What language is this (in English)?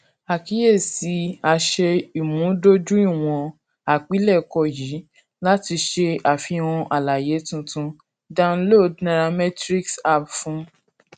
Yoruba